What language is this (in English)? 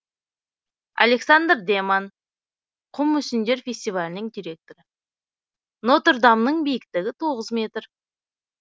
Kazakh